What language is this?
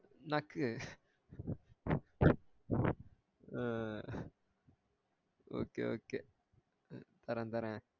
Tamil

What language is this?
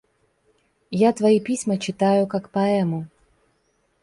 Russian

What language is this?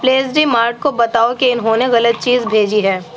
Urdu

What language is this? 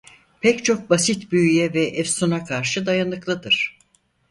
Turkish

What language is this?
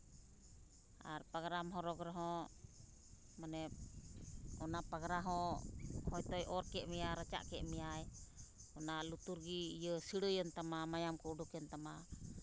Santali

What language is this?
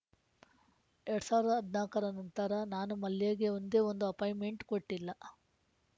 Kannada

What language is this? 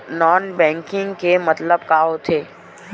Chhattisgarhi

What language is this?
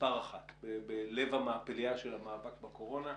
Hebrew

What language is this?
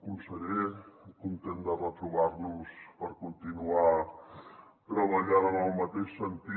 Catalan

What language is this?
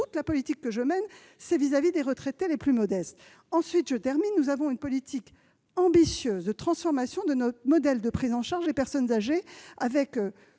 French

